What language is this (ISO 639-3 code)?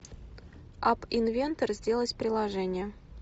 rus